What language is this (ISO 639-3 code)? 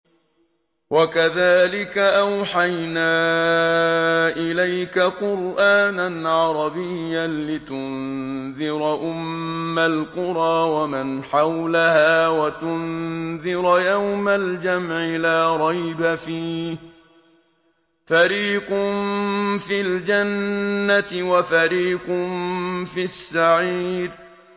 ara